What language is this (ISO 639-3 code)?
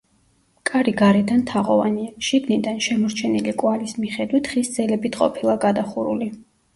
kat